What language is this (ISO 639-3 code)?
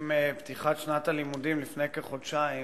heb